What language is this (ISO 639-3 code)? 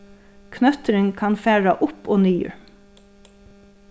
fao